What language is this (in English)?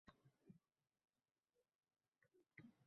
Uzbek